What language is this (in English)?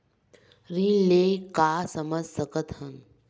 Chhattisgarhi